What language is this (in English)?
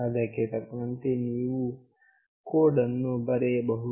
Kannada